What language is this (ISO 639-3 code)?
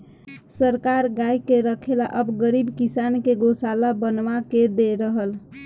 bho